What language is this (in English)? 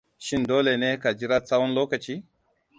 Hausa